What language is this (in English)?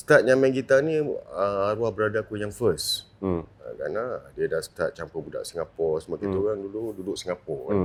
Malay